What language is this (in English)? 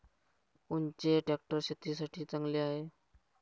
Marathi